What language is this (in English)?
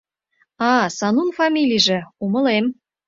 Mari